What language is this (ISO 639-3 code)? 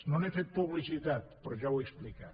cat